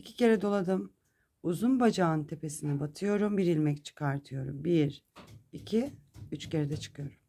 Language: Turkish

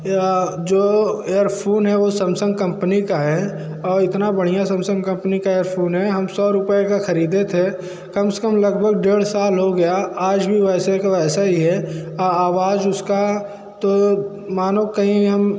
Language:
Hindi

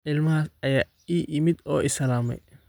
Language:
Somali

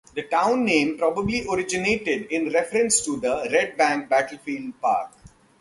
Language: English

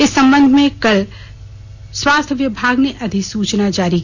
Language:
Hindi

